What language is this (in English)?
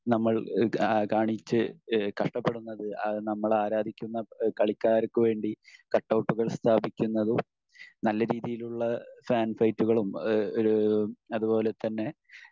Malayalam